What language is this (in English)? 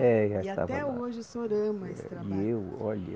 Portuguese